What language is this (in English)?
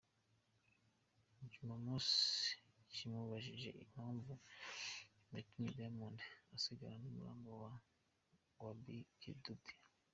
Kinyarwanda